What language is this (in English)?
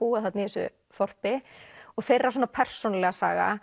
Icelandic